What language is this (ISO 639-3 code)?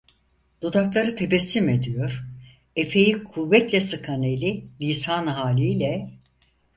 tur